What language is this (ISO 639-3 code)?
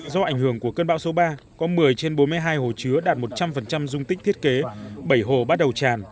vie